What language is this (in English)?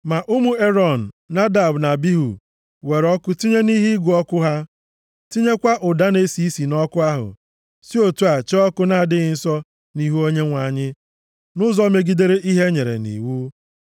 Igbo